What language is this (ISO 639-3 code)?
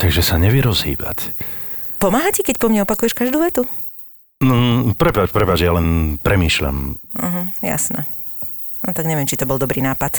slk